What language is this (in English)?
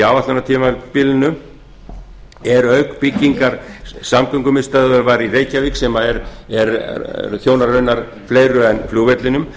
Icelandic